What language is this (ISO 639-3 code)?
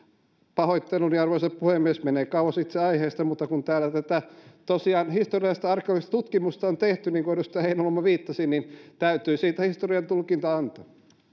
fin